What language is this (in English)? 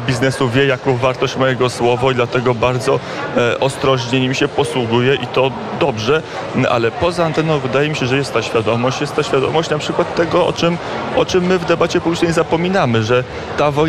Polish